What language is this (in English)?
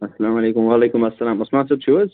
Kashmiri